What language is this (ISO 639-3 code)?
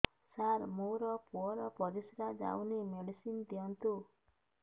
ori